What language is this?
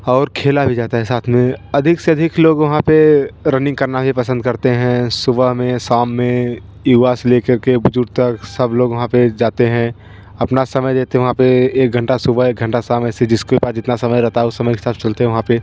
Hindi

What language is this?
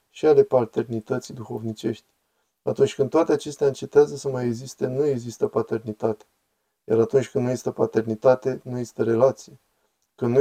Romanian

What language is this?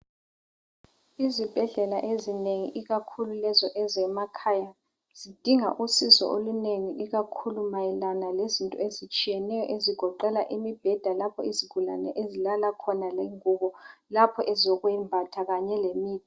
North Ndebele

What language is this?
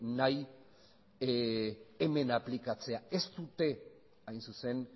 Basque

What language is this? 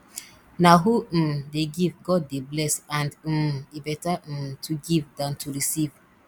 Nigerian Pidgin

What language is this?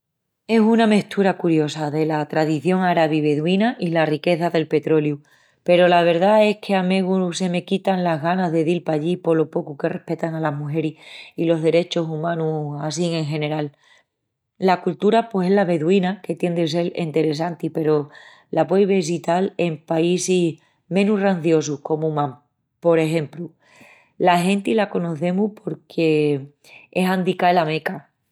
Extremaduran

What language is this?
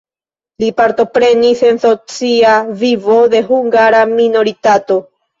Esperanto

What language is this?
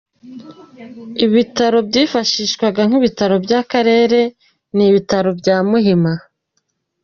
Kinyarwanda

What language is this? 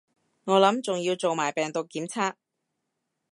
Cantonese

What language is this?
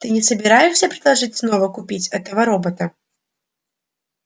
Russian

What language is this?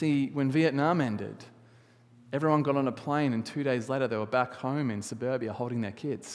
English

